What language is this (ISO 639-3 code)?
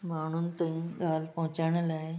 snd